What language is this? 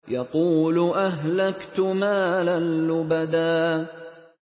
Arabic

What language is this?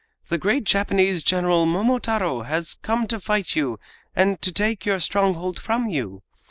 English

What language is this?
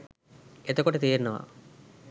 Sinhala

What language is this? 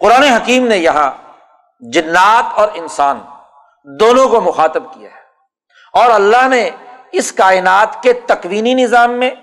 Urdu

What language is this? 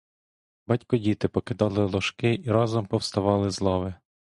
Ukrainian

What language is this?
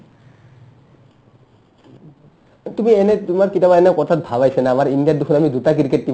Assamese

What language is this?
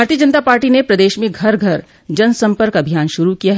Hindi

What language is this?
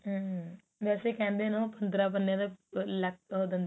Punjabi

